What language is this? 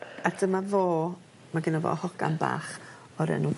Welsh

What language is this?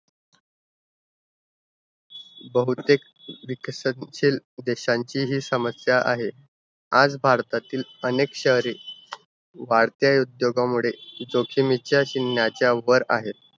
Marathi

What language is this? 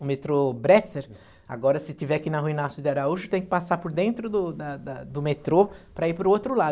Portuguese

